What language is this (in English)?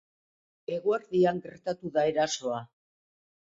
Basque